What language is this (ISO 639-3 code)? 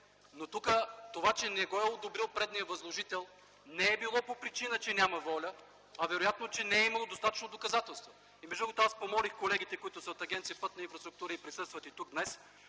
bul